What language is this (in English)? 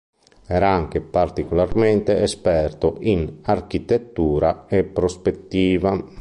Italian